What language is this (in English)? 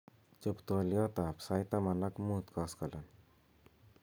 Kalenjin